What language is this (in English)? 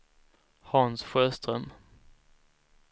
Swedish